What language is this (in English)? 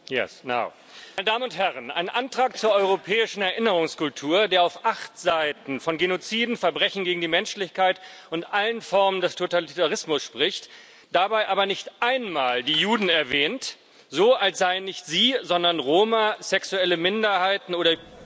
German